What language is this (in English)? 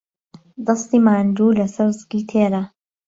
Central Kurdish